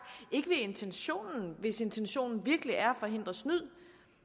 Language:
Danish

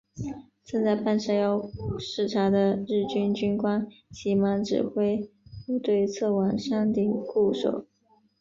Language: Chinese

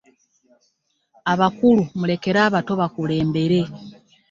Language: Ganda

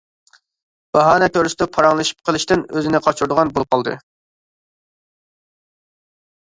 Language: Uyghur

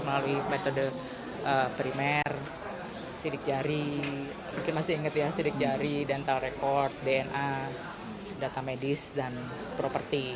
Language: Indonesian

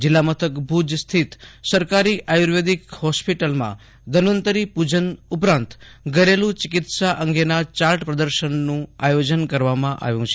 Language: Gujarati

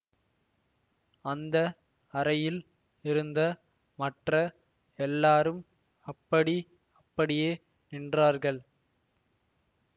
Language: Tamil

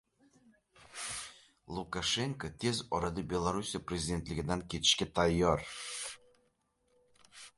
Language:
Uzbek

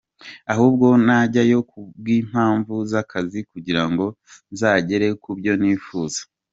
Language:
Kinyarwanda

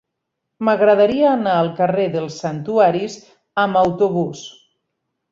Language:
Catalan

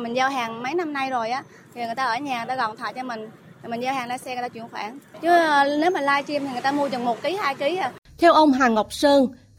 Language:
Vietnamese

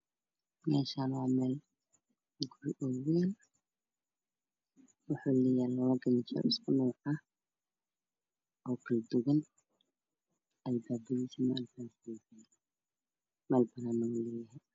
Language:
Somali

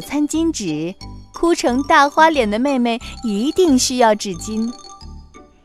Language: Chinese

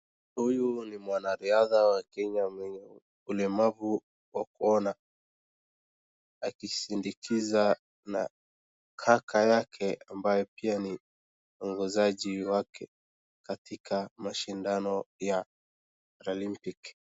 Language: Swahili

